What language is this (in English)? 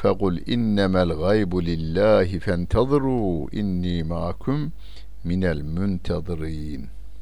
Turkish